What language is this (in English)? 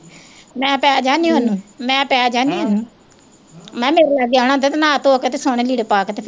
Punjabi